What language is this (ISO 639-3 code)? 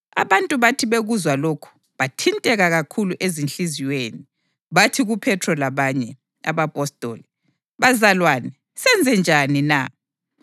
nde